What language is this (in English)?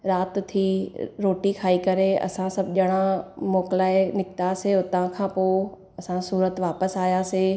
Sindhi